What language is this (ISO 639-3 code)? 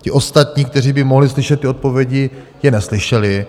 ces